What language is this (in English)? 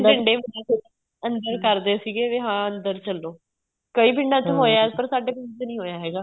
Punjabi